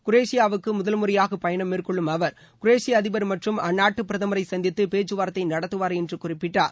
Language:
Tamil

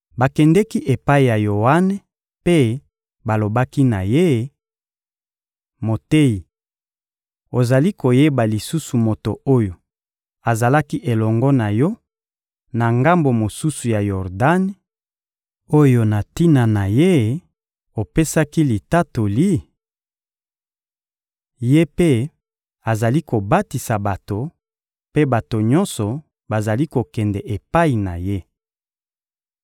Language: Lingala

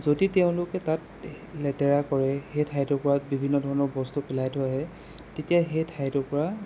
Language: Assamese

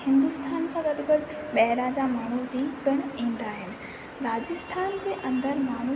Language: Sindhi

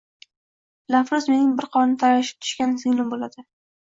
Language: Uzbek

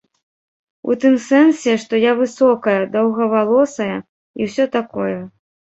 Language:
Belarusian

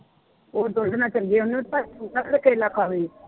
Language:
Punjabi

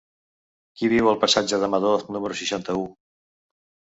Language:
Catalan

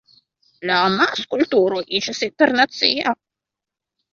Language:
Esperanto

